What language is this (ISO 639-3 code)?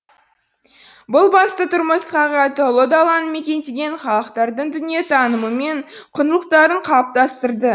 kaz